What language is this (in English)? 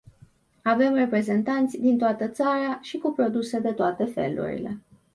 Romanian